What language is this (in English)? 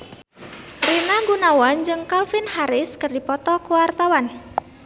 Sundanese